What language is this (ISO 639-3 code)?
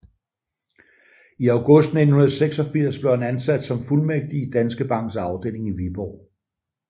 dan